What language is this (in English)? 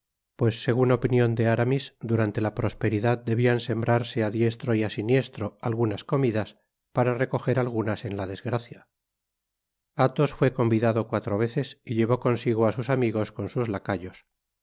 Spanish